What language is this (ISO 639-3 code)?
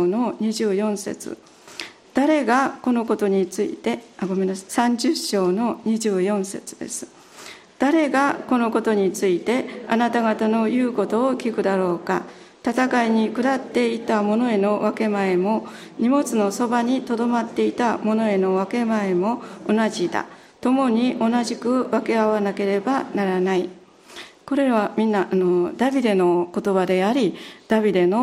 jpn